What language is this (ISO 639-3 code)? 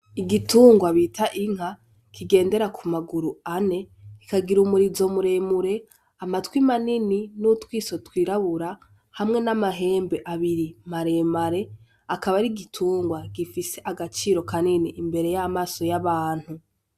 run